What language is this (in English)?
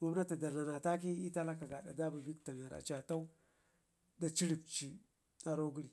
Ngizim